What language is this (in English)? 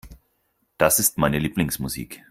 German